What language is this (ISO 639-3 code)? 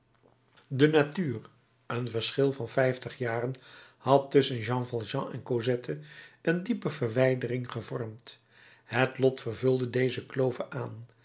nld